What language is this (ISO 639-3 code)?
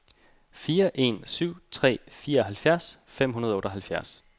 dan